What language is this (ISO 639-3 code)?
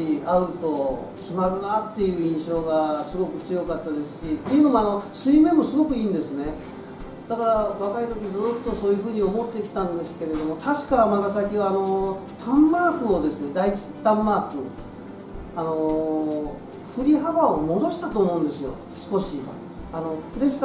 jpn